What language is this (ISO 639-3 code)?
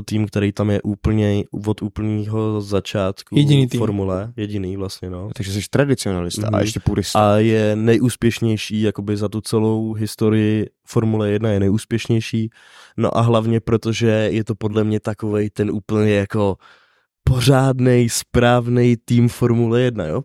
ces